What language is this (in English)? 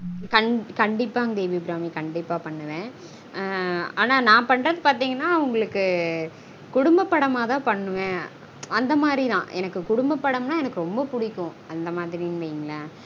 Tamil